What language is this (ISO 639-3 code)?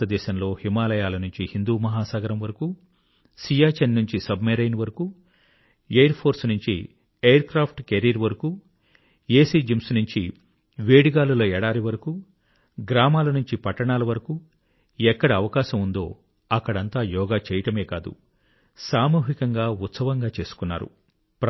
tel